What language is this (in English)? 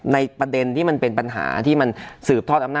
Thai